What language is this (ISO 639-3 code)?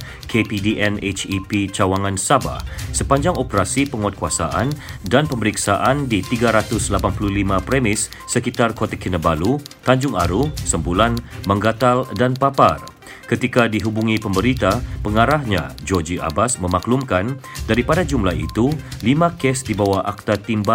msa